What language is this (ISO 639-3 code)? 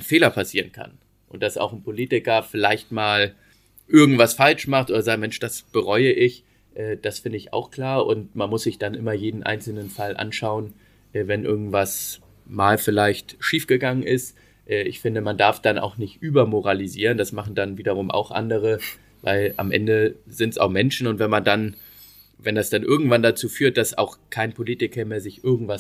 deu